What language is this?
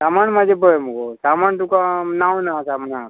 Konkani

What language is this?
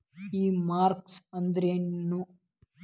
Kannada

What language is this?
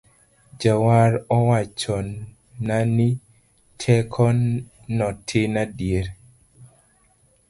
Luo (Kenya and Tanzania)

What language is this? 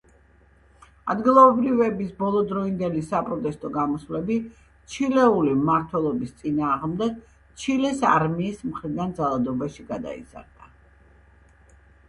Georgian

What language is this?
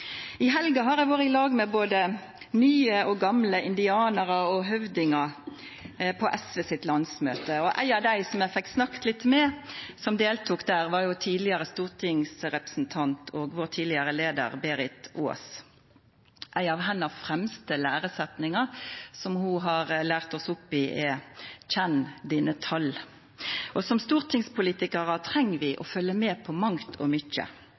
Norwegian Nynorsk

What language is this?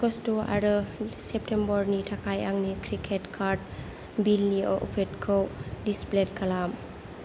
Bodo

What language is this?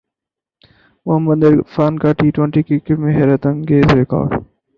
Urdu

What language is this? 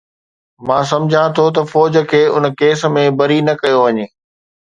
Sindhi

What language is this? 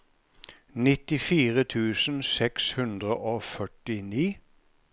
Norwegian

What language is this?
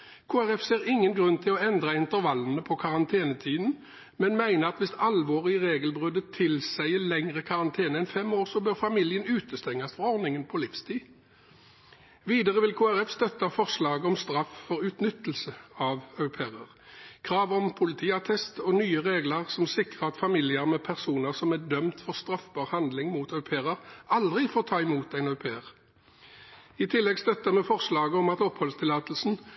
Norwegian Bokmål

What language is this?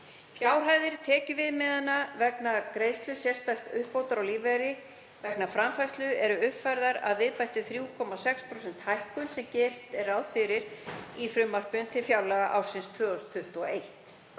Icelandic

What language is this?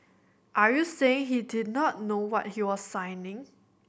English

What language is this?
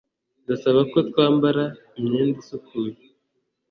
Kinyarwanda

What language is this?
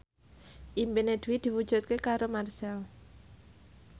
Javanese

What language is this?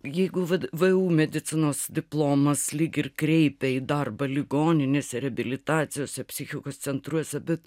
Lithuanian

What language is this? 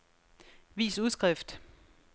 Danish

